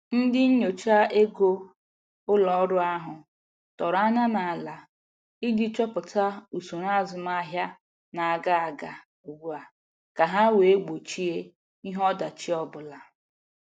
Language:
Igbo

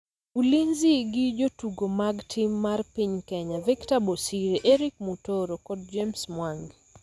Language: Luo (Kenya and Tanzania)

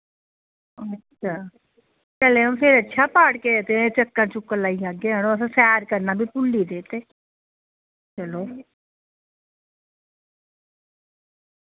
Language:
Dogri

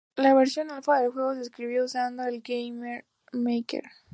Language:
Spanish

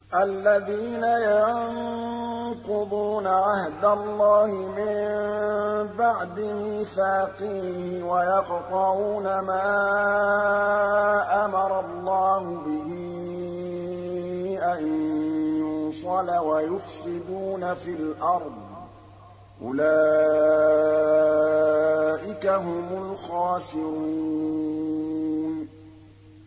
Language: Arabic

